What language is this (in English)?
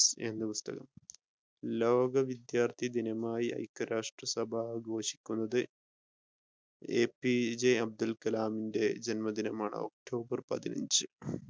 Malayalam